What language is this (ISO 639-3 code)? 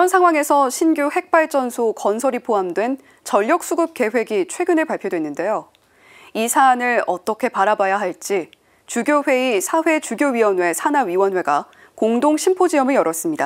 kor